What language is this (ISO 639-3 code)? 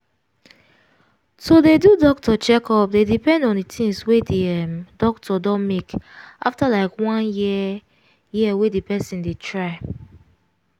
pcm